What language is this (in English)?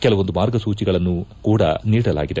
Kannada